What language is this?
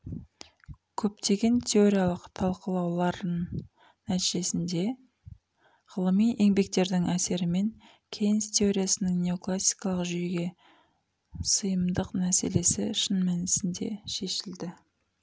Kazakh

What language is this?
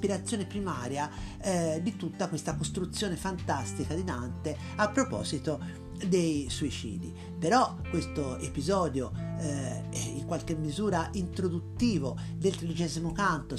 Italian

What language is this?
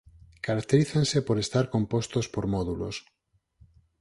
Galician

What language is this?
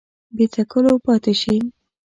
Pashto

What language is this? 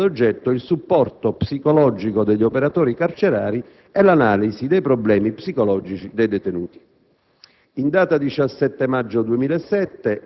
Italian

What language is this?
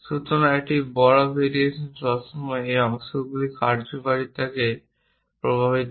Bangla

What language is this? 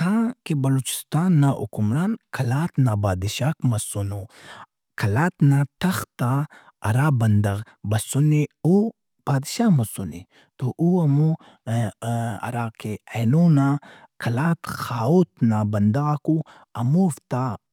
Brahui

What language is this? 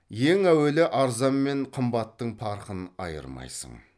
Kazakh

